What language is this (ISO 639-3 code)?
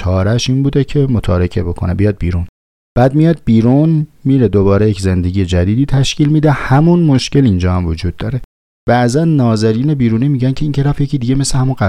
fas